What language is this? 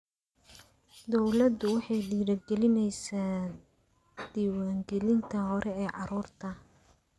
Somali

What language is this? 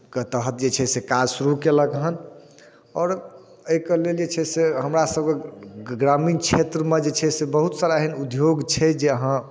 Maithili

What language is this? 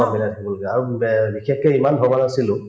Assamese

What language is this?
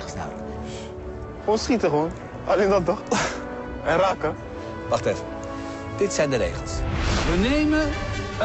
Dutch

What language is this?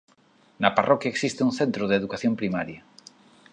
Galician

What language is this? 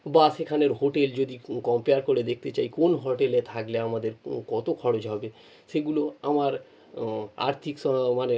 Bangla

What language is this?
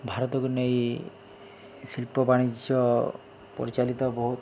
Odia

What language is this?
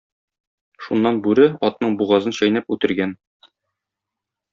Tatar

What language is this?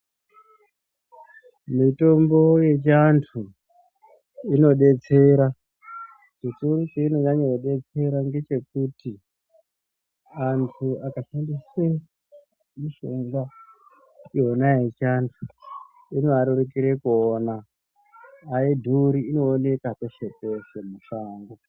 Ndau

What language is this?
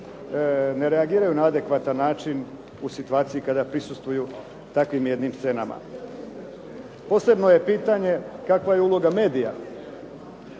Croatian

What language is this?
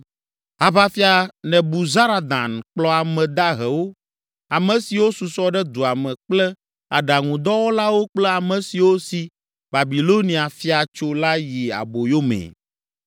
Ewe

